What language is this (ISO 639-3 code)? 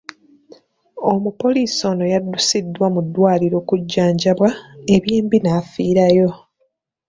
lug